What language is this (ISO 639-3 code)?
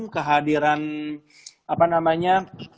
ind